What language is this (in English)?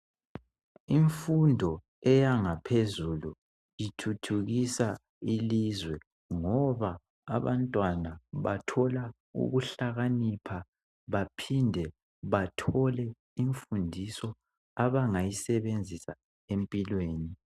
North Ndebele